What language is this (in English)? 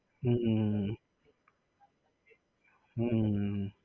Gujarati